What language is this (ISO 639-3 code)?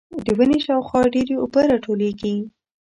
pus